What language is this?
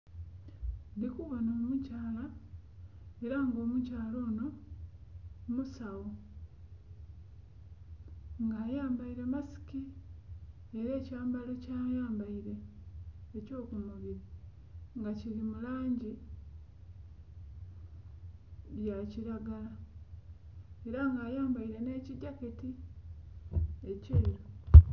Soga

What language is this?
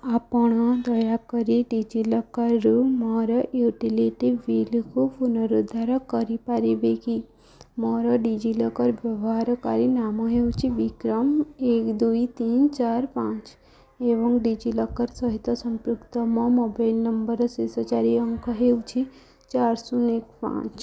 Odia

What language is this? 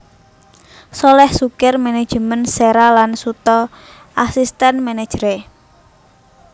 Javanese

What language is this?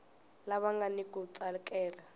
Tsonga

